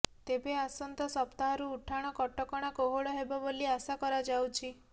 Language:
Odia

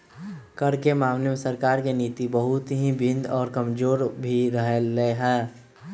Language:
Magahi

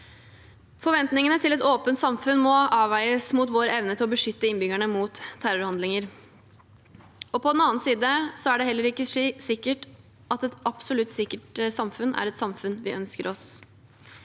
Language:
Norwegian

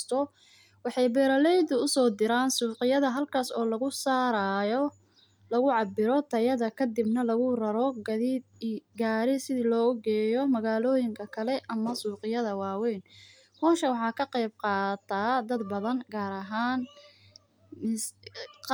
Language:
Somali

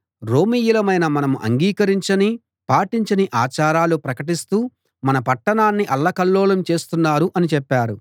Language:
Telugu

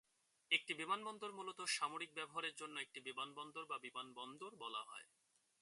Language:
Bangla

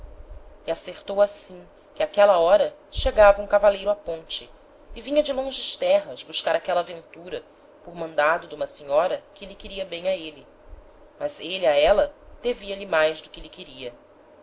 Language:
Portuguese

